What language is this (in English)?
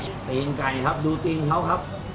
Thai